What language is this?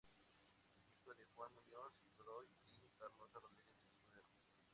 Spanish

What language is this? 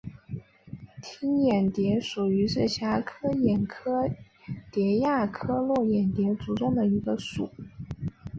Chinese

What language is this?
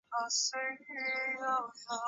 Chinese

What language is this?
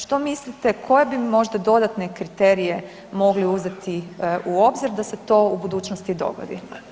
Croatian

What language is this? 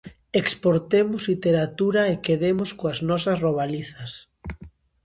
Galician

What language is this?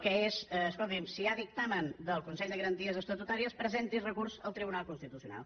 Catalan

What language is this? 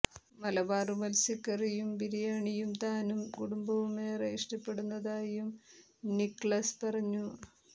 Malayalam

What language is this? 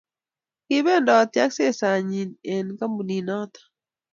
Kalenjin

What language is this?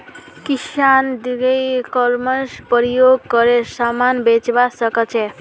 Magahi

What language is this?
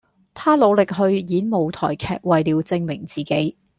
Cantonese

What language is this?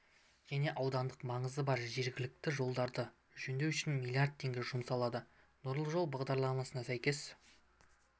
Kazakh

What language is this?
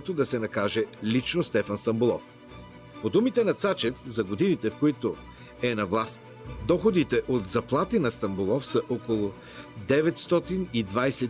Bulgarian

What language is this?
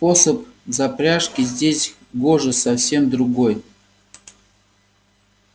Russian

